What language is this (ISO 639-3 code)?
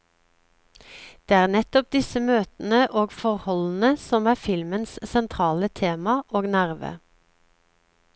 nor